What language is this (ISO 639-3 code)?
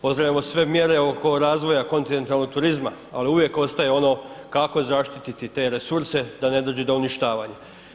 hrv